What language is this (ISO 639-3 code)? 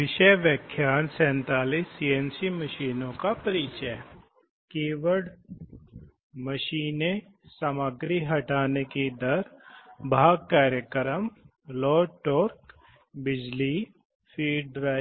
hin